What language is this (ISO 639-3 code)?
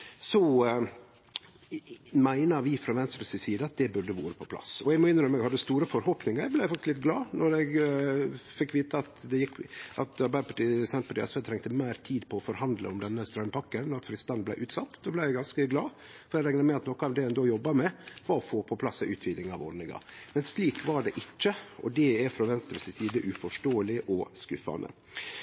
nno